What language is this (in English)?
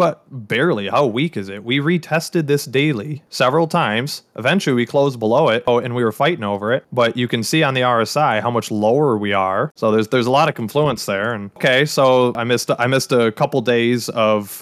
English